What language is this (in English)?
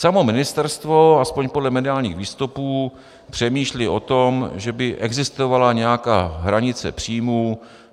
Czech